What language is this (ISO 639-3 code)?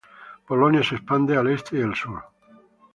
spa